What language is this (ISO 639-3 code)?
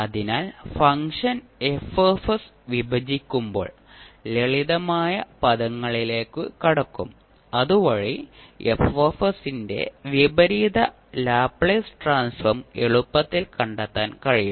mal